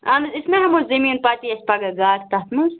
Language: Kashmiri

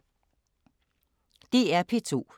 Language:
Danish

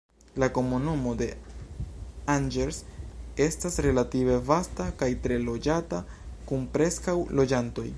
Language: Esperanto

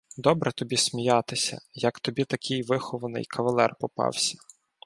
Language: Ukrainian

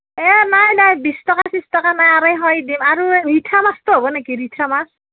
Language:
Assamese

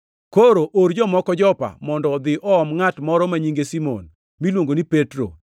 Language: Luo (Kenya and Tanzania)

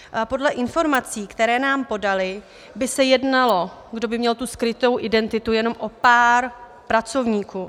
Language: Czech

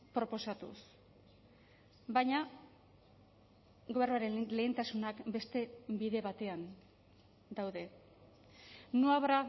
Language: Basque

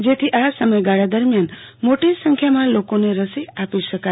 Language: Gujarati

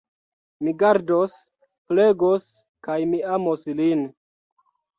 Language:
Esperanto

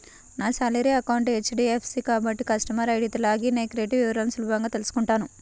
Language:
Telugu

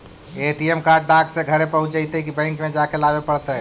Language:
Magahi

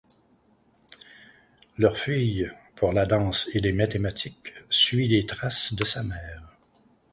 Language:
French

